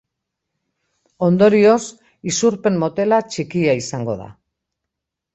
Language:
Basque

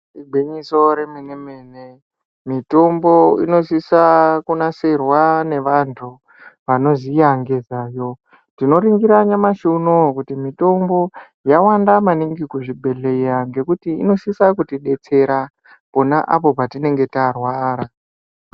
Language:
Ndau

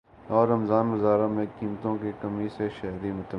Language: Urdu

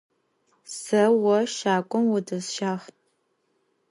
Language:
Adyghe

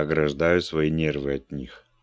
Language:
Russian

